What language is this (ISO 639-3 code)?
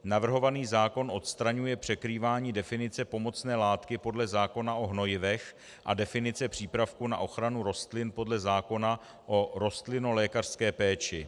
ces